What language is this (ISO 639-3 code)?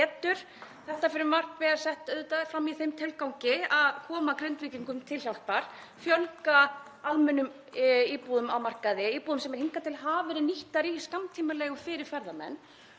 isl